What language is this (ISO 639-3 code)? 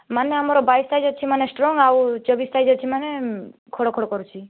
ori